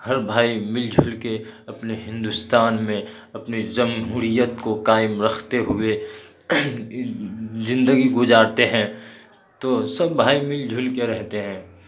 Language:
Urdu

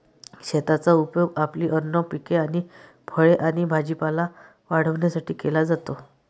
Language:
Marathi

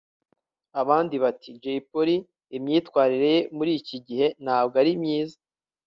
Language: Kinyarwanda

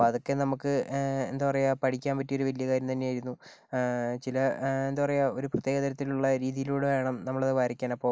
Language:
Malayalam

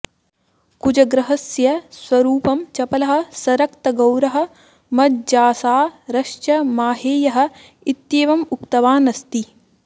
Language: Sanskrit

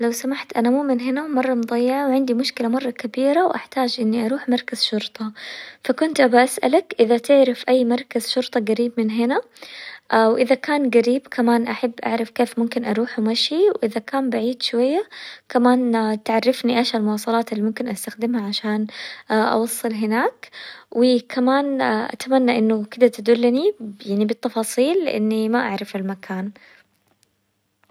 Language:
Hijazi Arabic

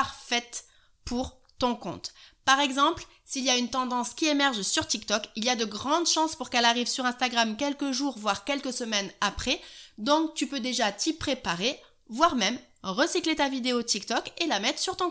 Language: French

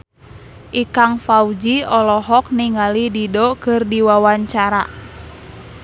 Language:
Sundanese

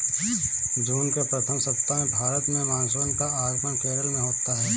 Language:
Hindi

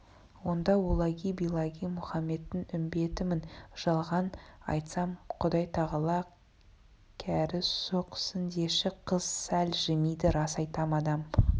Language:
Kazakh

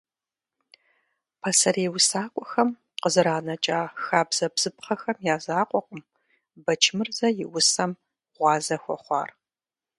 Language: Kabardian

